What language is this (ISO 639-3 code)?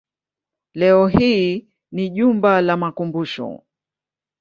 swa